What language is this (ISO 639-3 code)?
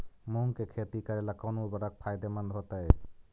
mag